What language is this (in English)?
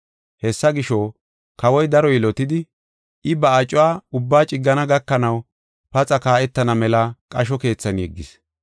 Gofa